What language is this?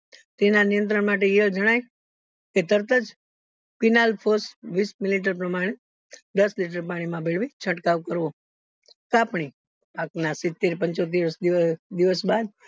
Gujarati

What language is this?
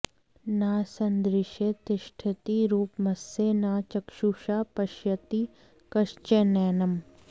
Sanskrit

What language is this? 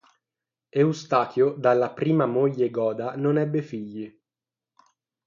Italian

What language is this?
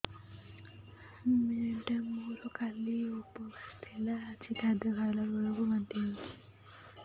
Odia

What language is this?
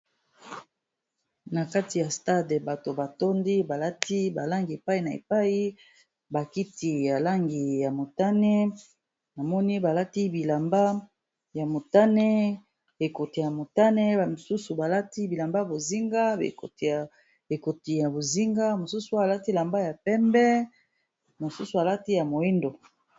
Lingala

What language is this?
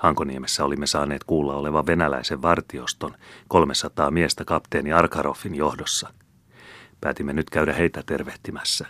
Finnish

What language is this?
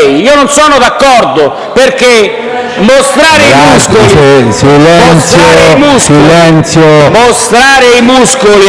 Italian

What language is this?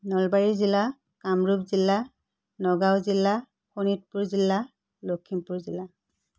Assamese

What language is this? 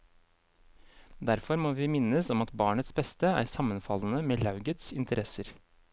Norwegian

